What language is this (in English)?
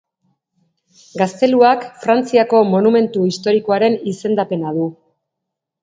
Basque